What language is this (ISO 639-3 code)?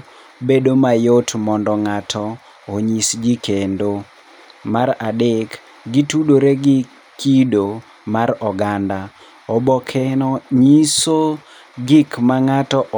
luo